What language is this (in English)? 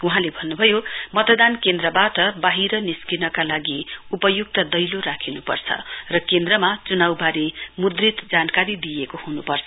Nepali